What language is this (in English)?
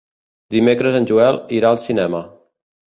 Catalan